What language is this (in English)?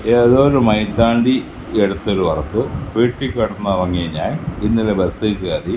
Malayalam